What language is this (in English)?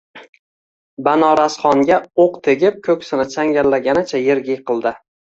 Uzbek